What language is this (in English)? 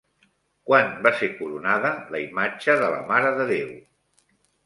Catalan